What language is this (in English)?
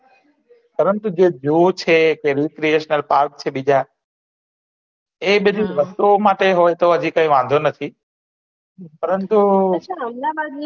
Gujarati